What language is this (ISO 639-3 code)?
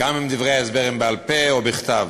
heb